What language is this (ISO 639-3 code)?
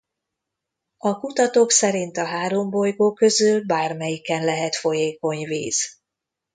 hun